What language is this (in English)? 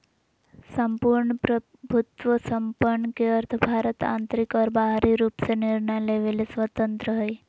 Magahi